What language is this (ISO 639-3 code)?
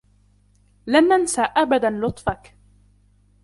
ara